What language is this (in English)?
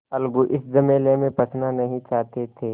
Hindi